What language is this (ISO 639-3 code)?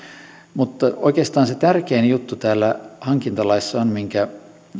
fin